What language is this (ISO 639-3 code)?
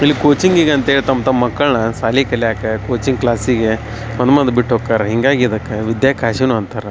kan